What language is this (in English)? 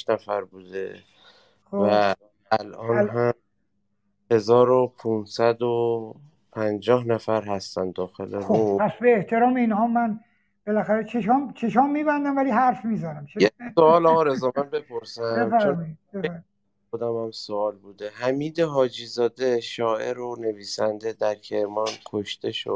Persian